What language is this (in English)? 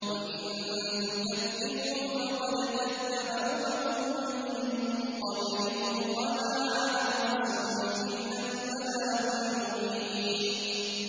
Arabic